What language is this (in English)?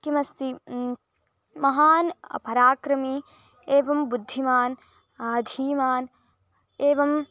Sanskrit